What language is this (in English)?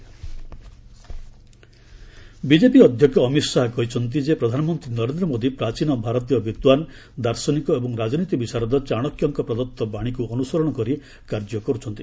Odia